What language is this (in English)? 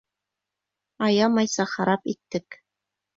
Bashkir